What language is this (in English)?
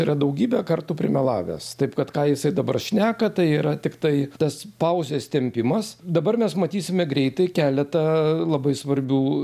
Lithuanian